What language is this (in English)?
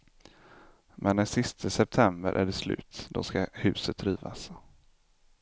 Swedish